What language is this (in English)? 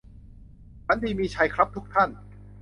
Thai